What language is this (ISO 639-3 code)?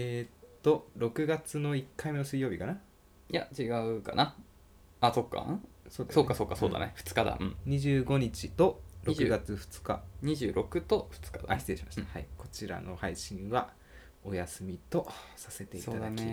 jpn